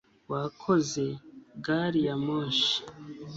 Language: Kinyarwanda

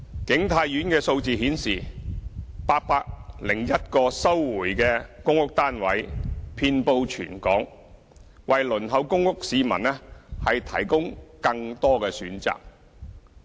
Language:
Cantonese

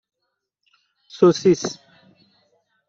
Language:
Persian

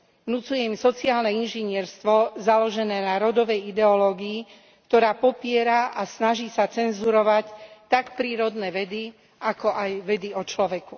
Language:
Slovak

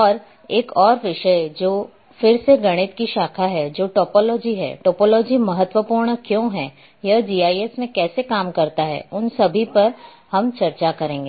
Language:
Hindi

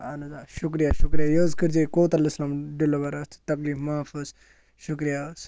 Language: Kashmiri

